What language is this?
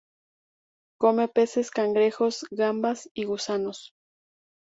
Spanish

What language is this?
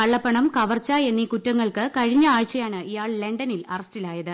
Malayalam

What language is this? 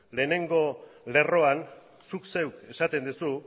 Basque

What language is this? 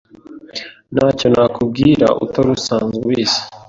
Kinyarwanda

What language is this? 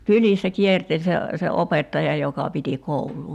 Finnish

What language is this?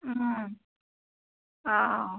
Manipuri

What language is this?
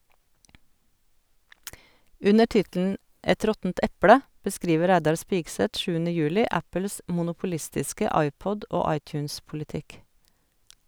Norwegian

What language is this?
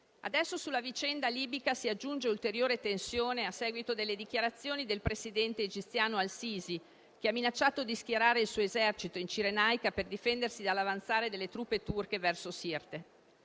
Italian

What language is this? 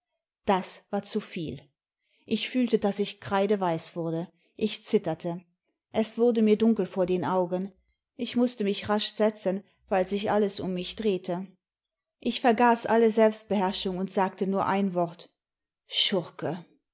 German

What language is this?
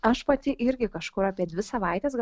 Lithuanian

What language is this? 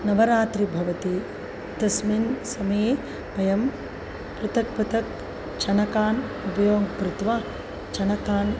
Sanskrit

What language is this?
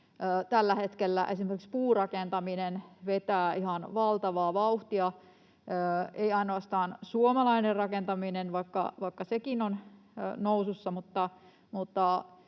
Finnish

